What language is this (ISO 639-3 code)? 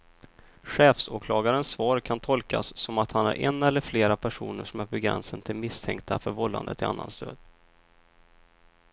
swe